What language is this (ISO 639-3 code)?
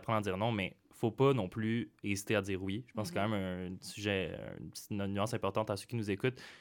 fra